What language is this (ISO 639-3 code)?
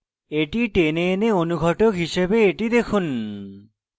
ben